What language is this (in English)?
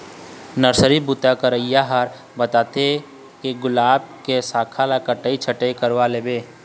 Chhattisgarhi